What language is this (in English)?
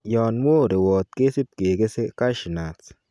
Kalenjin